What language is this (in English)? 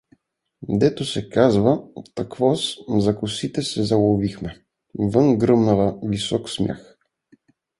Bulgarian